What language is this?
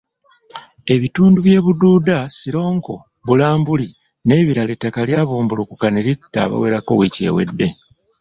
Ganda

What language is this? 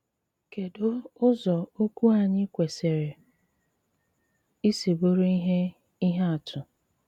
Igbo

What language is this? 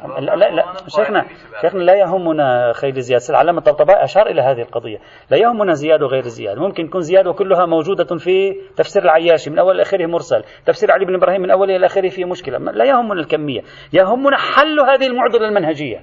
Arabic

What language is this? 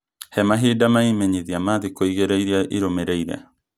Kikuyu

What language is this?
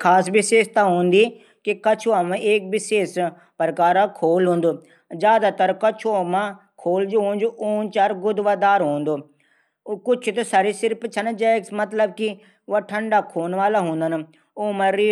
Garhwali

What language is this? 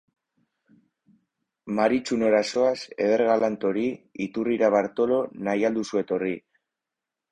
Basque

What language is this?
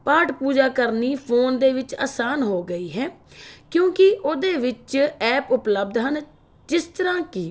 Punjabi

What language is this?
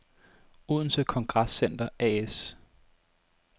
Danish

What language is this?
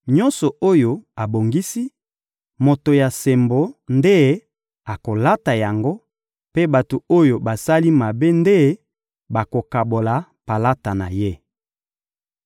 Lingala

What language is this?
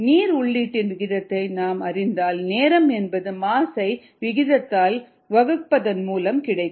Tamil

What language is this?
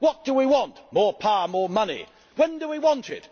English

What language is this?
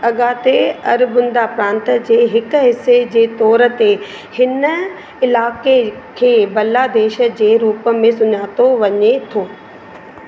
Sindhi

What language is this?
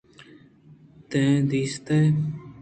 Eastern Balochi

